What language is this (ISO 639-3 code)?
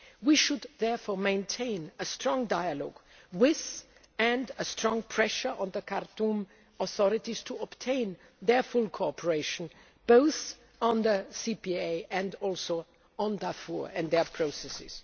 eng